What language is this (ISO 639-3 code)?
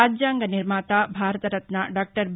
tel